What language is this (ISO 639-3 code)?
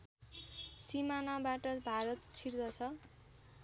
nep